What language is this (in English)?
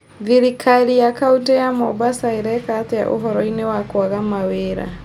Kikuyu